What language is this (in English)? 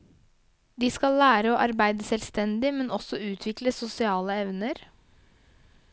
Norwegian